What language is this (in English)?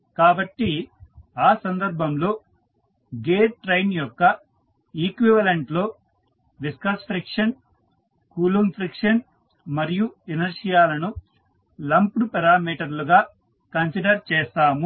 Telugu